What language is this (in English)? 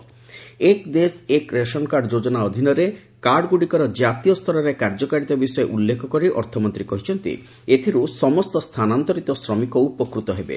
Odia